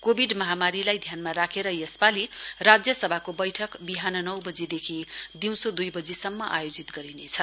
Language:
Nepali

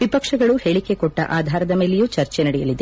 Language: Kannada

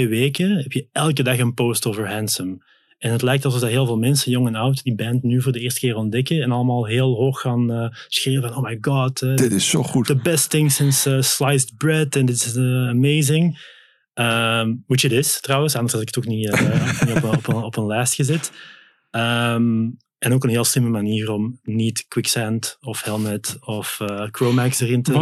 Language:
Dutch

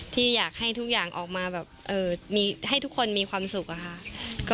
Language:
Thai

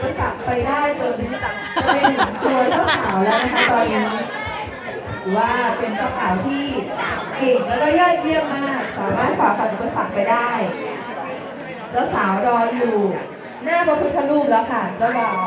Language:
Thai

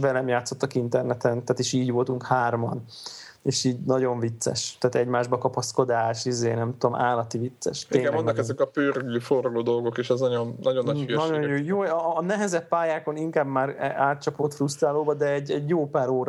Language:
Hungarian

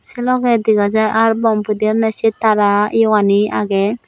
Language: Chakma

